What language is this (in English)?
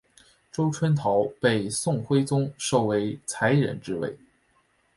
Chinese